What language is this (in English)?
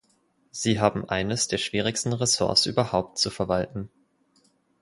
German